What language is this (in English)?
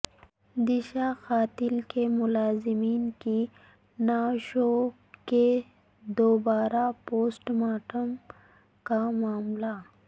Urdu